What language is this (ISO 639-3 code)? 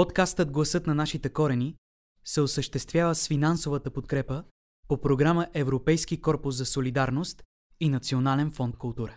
bul